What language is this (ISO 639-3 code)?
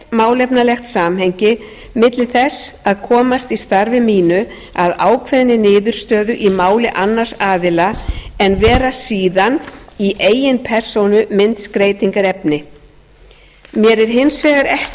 isl